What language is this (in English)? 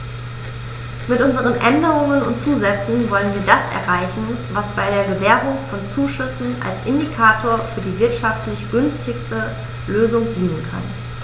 German